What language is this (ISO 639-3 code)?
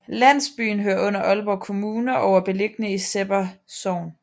dan